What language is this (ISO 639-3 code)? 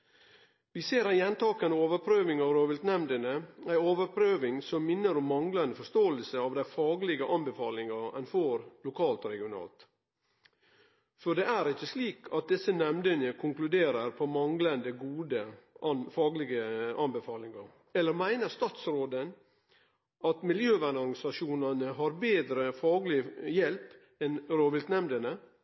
nno